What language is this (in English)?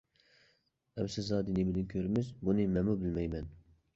Uyghur